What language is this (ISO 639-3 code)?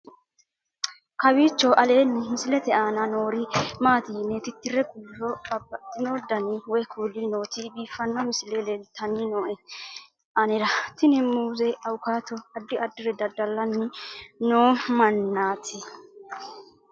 sid